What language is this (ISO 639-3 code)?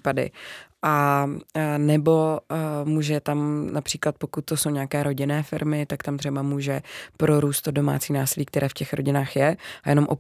ces